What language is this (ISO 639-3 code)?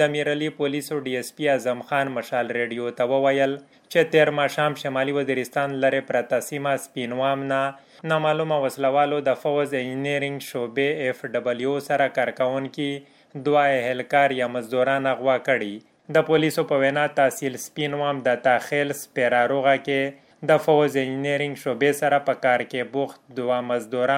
urd